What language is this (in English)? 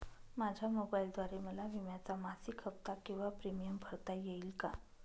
Marathi